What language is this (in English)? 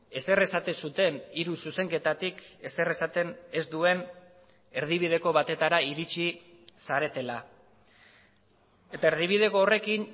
Basque